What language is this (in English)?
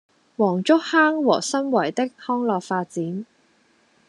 Cantonese